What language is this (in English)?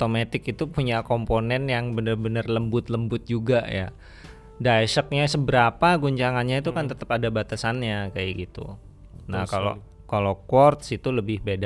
Indonesian